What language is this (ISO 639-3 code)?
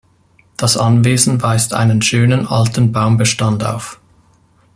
deu